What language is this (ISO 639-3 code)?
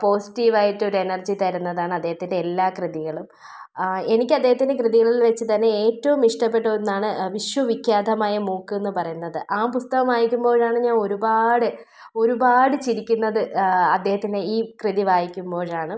mal